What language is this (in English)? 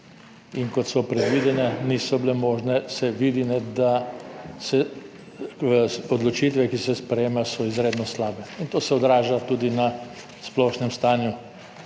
Slovenian